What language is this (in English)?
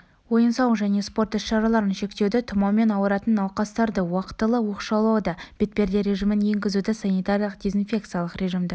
Kazakh